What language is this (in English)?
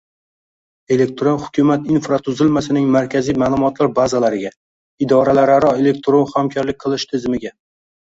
Uzbek